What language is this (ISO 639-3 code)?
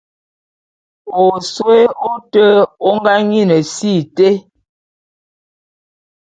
bum